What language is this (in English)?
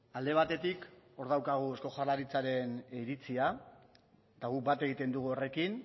Basque